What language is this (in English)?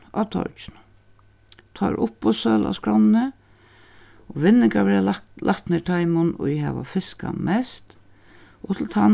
Faroese